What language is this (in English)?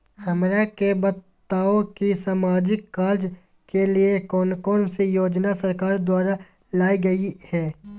Magahi